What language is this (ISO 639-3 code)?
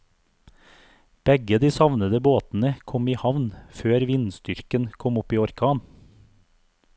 nor